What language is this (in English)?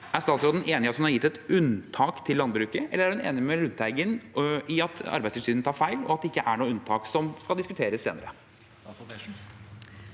Norwegian